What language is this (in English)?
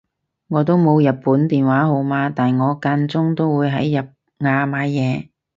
Cantonese